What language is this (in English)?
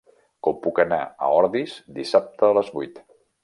Catalan